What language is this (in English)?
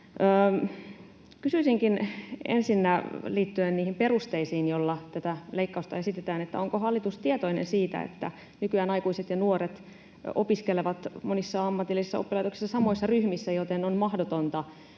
Finnish